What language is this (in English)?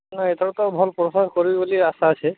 Odia